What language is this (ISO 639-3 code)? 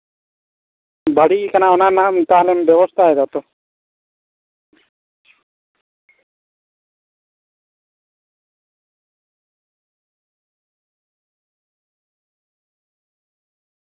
sat